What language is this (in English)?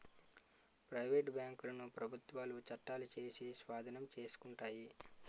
Telugu